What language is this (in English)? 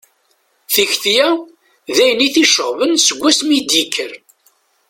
Kabyle